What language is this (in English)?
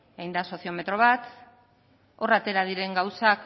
Basque